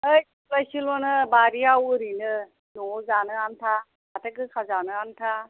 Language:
Bodo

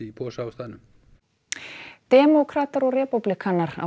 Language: Icelandic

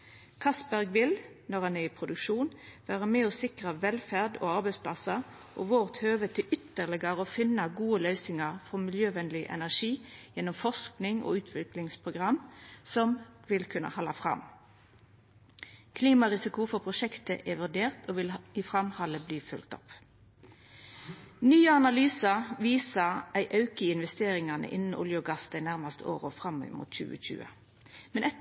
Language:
Norwegian Nynorsk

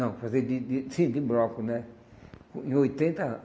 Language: Portuguese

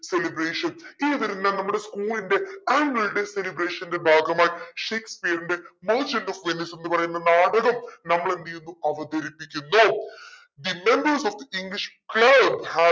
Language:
Malayalam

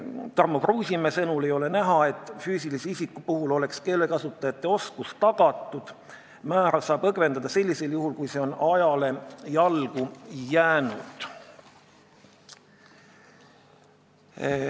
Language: Estonian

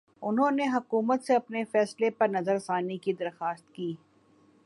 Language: Urdu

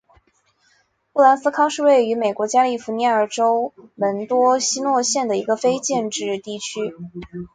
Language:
Chinese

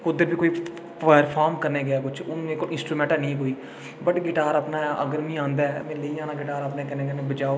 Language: Dogri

